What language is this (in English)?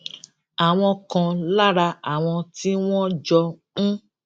Yoruba